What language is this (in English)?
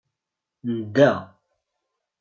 Kabyle